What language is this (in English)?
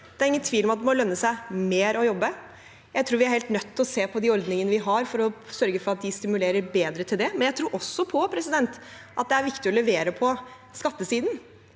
Norwegian